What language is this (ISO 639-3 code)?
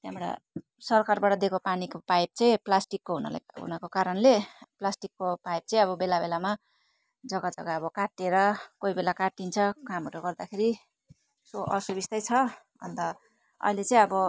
nep